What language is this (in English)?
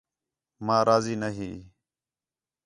Khetrani